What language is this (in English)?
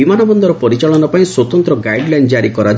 Odia